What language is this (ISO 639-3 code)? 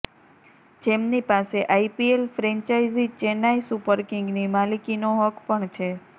guj